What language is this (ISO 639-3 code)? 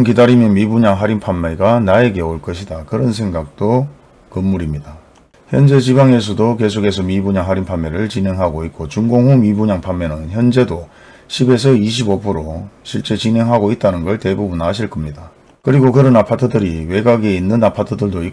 kor